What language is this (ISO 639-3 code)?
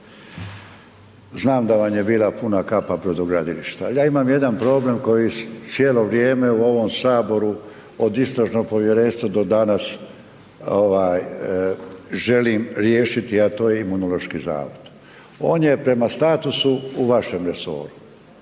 hrv